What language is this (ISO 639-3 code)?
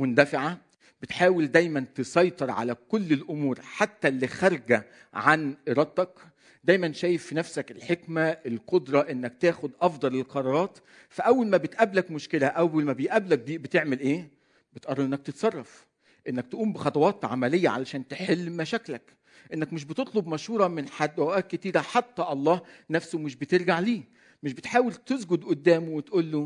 ara